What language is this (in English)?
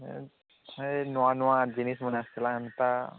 Odia